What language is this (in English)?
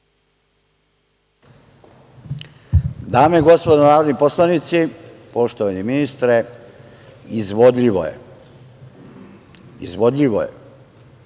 Serbian